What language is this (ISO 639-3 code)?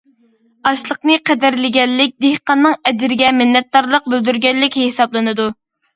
uig